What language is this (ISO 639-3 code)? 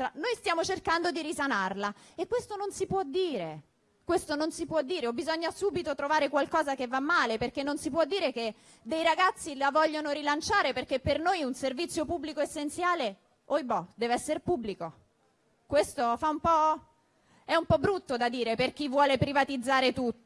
ita